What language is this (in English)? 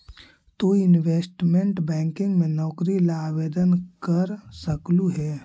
Magahi